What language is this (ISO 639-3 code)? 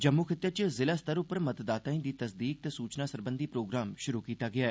doi